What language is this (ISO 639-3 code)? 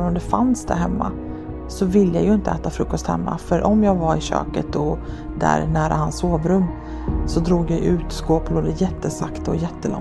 swe